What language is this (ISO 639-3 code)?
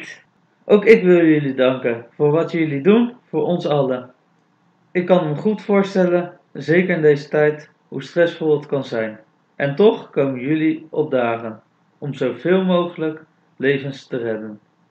nld